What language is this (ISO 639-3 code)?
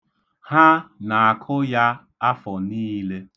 ibo